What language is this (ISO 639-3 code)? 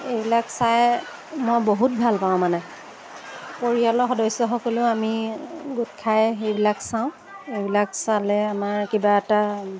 asm